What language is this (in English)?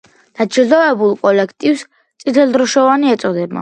Georgian